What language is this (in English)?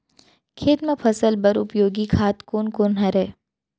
Chhattisgarhi